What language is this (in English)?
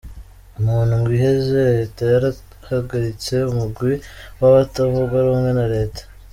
Kinyarwanda